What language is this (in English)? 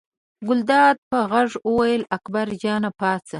Pashto